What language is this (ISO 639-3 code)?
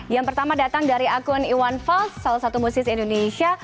ind